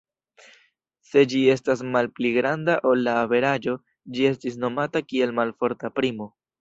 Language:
Esperanto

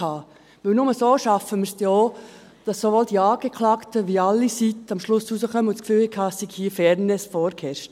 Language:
Swiss German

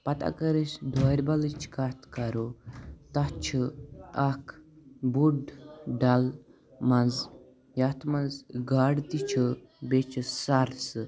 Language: Kashmiri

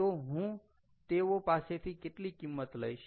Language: Gujarati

